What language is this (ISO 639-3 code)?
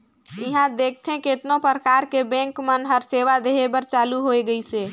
hne